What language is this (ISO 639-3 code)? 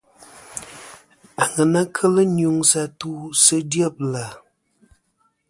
bkm